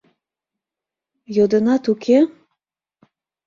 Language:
Mari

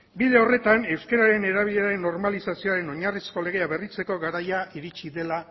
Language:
Basque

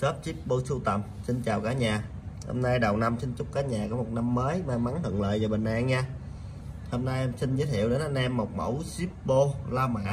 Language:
Vietnamese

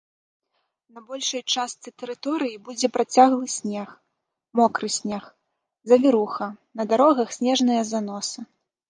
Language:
Belarusian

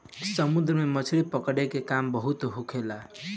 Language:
Bhojpuri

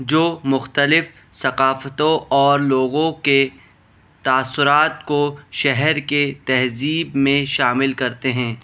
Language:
Urdu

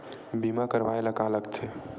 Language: Chhattisgarhi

